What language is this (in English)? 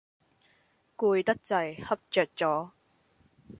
Cantonese